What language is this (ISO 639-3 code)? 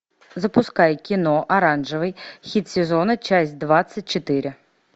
rus